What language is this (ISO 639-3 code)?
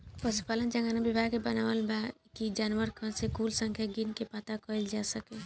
bho